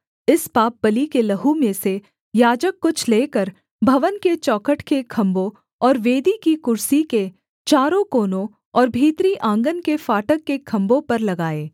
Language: Hindi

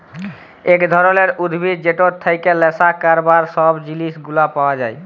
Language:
Bangla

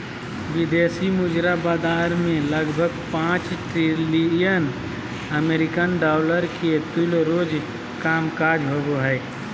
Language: Magahi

